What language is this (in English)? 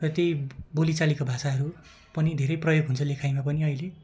Nepali